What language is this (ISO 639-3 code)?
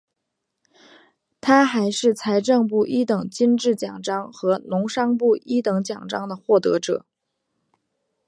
zho